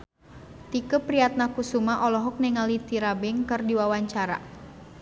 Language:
Sundanese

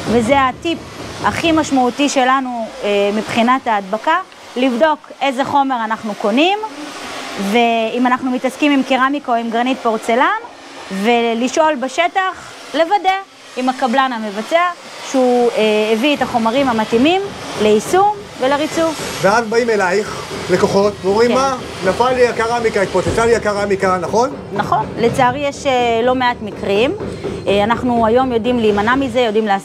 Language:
Hebrew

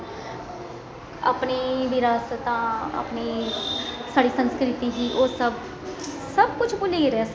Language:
Dogri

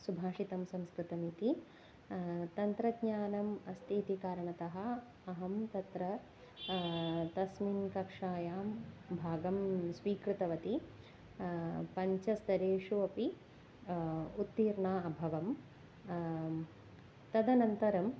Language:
Sanskrit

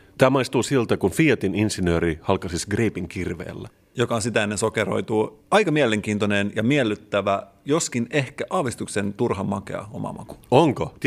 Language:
Finnish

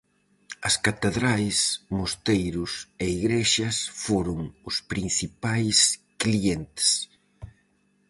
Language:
Galician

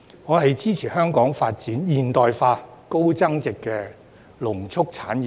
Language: Cantonese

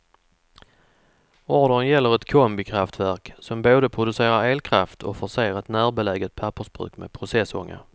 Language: Swedish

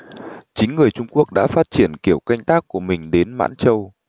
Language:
Vietnamese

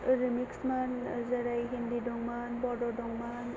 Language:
Bodo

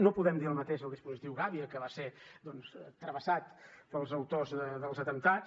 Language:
Catalan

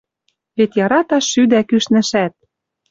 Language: Western Mari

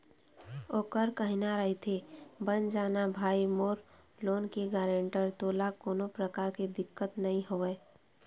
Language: Chhattisgarhi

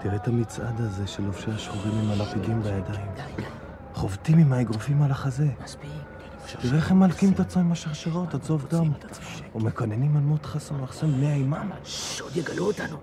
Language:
Hebrew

